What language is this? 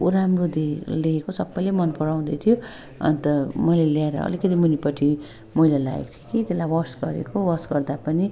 Nepali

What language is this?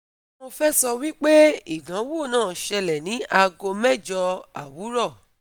Yoruba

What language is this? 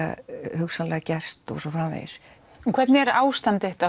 Icelandic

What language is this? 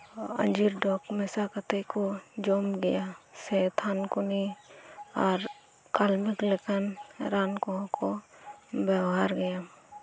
Santali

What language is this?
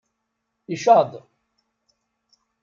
Kabyle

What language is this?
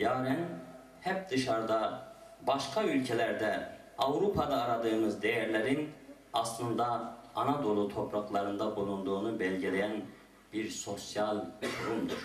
Turkish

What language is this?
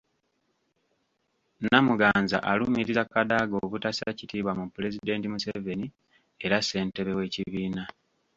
Ganda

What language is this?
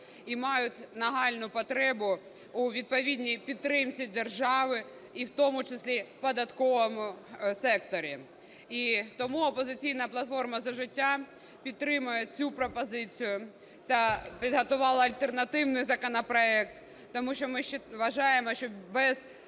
Ukrainian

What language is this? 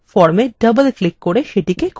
Bangla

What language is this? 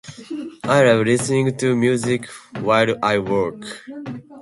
Japanese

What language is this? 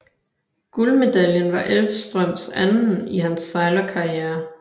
Danish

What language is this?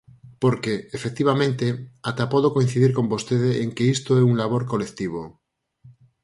Galician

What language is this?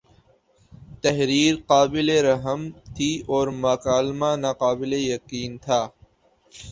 Urdu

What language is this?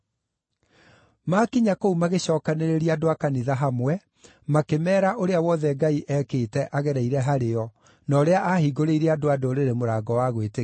Kikuyu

